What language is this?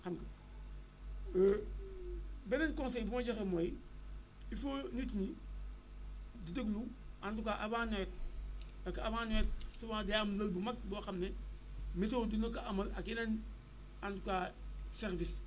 Wolof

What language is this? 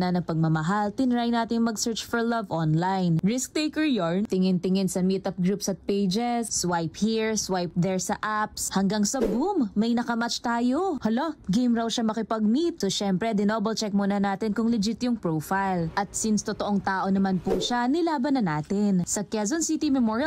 Filipino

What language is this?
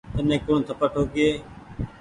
Goaria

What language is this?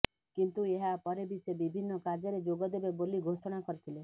Odia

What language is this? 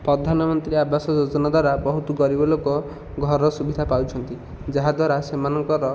Odia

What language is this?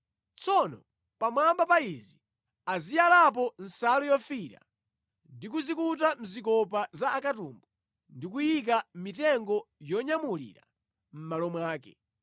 Nyanja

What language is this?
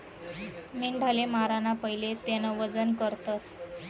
Marathi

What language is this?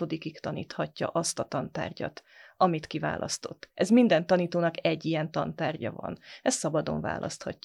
Hungarian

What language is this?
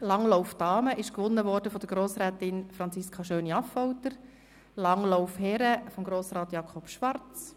Swiss German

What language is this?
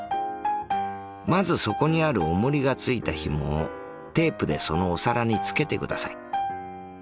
Japanese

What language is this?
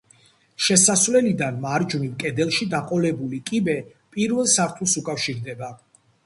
Georgian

